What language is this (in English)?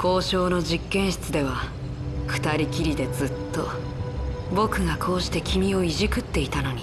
Japanese